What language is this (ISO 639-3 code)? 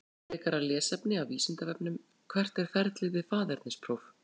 isl